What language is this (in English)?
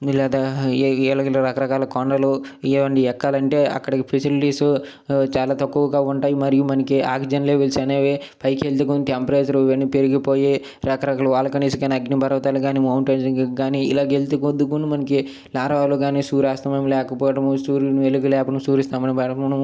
Telugu